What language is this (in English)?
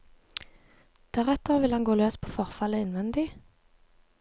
Norwegian